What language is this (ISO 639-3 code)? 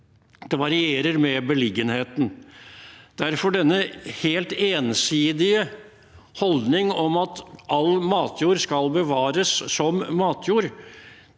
nor